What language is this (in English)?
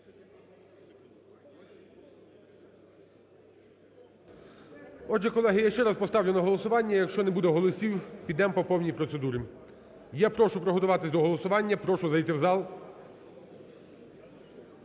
Ukrainian